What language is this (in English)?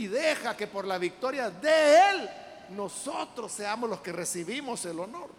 Spanish